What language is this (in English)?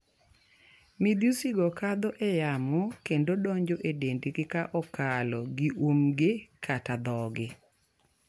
Luo (Kenya and Tanzania)